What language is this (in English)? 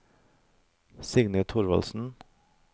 Norwegian